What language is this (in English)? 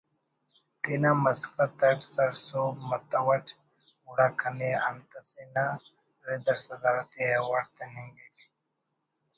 Brahui